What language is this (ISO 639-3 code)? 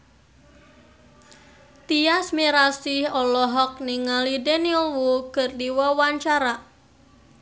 sun